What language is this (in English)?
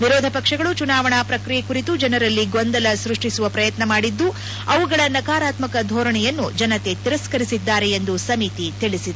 Kannada